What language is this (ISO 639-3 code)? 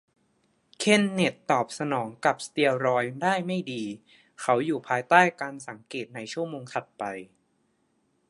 tha